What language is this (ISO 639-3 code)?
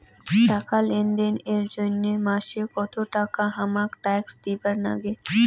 ben